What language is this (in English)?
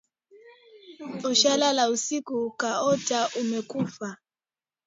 Swahili